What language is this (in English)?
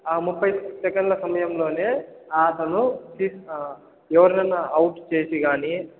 Telugu